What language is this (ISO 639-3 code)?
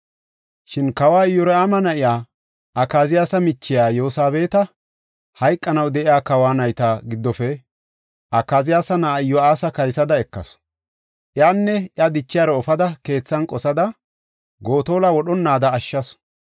gof